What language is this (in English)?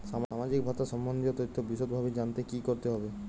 Bangla